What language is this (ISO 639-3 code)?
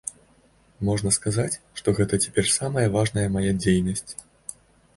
bel